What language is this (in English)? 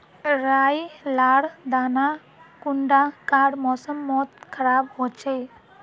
Magahi